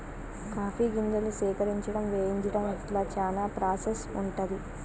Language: Telugu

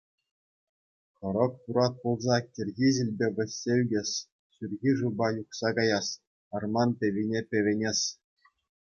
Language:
Chuvash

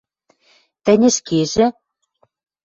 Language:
Western Mari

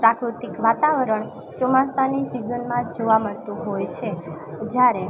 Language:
Gujarati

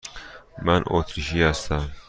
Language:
Persian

